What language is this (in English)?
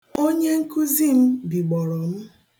Igbo